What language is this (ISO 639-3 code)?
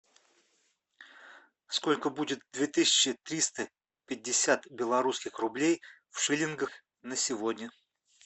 rus